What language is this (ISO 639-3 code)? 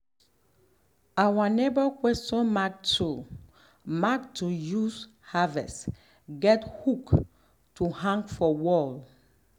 pcm